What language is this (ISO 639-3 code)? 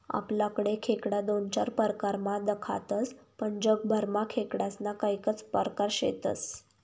mar